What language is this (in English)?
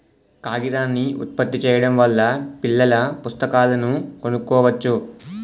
Telugu